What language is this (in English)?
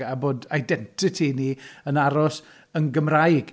Welsh